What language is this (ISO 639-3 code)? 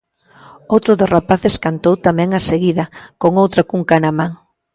glg